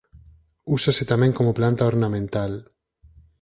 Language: Galician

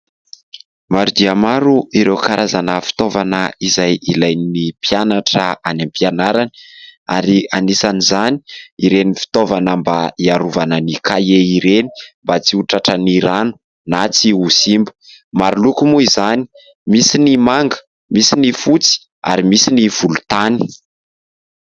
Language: Malagasy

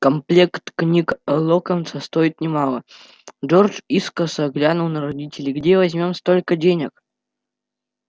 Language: Russian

